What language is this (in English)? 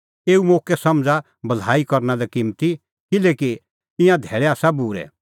Kullu Pahari